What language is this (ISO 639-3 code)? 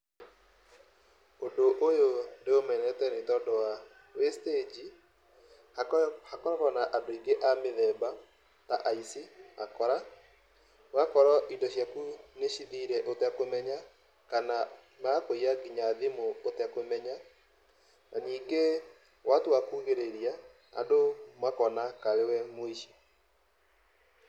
kik